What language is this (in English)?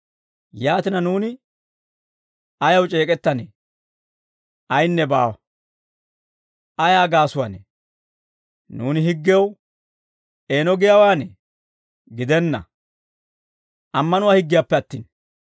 Dawro